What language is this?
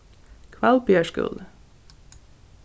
Faroese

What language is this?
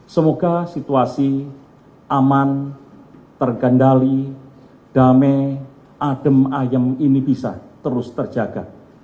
Indonesian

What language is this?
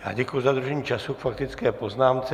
Czech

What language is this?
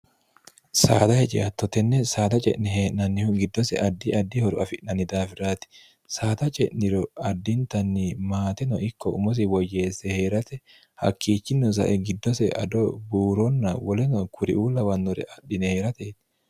Sidamo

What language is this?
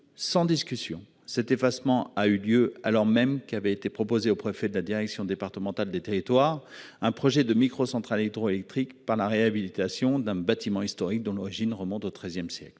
French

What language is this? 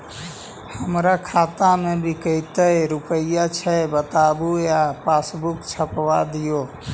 Magahi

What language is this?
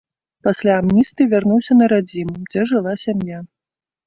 Belarusian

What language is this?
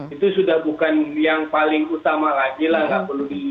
Indonesian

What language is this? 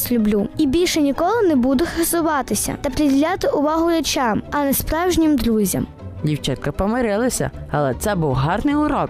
Ukrainian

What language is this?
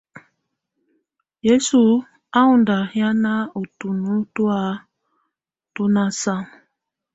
Tunen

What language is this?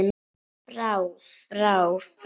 Icelandic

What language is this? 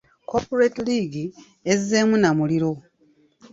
Ganda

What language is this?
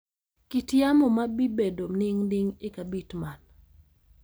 Luo (Kenya and Tanzania)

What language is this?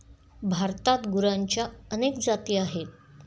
Marathi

